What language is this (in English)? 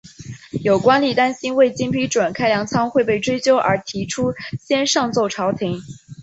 Chinese